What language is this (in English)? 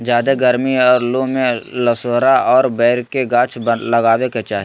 Magahi